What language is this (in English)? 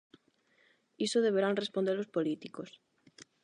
Galician